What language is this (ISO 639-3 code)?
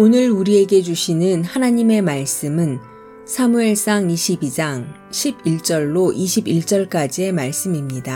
kor